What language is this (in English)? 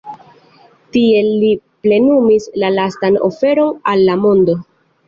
Esperanto